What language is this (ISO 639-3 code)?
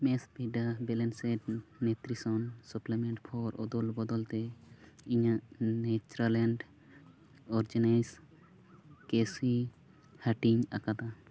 sat